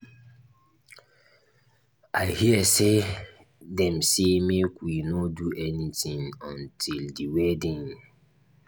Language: Nigerian Pidgin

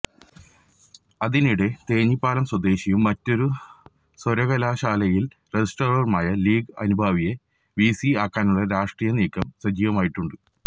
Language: Malayalam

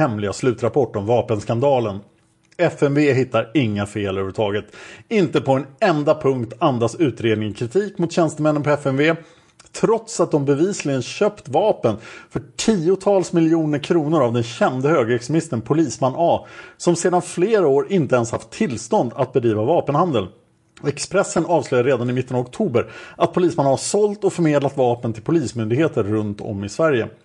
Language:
Swedish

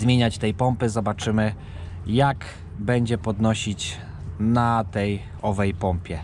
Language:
Polish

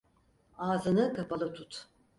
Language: Turkish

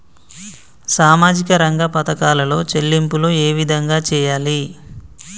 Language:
Telugu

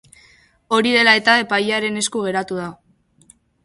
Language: Basque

